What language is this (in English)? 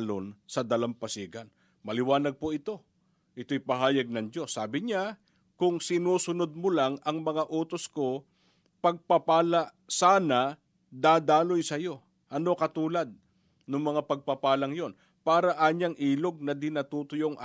Filipino